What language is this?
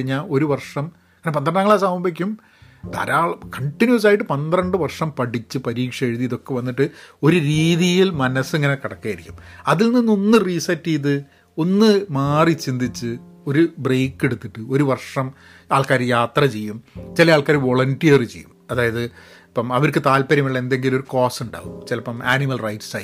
Malayalam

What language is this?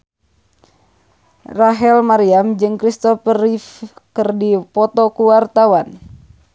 Sundanese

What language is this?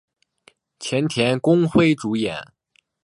Chinese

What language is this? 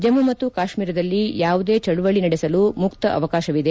Kannada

